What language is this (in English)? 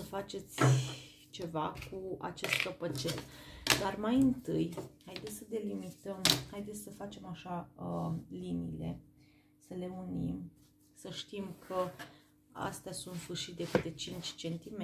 Romanian